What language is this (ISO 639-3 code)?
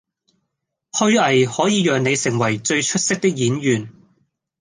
yue